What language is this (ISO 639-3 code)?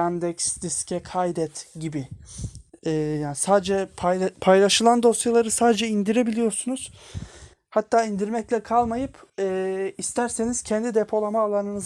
tur